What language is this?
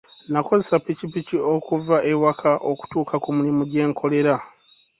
Ganda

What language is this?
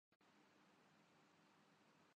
Urdu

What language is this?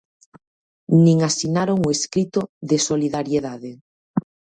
Galician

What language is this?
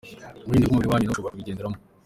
Kinyarwanda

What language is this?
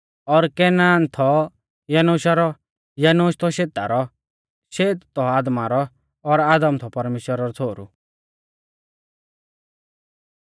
Mahasu Pahari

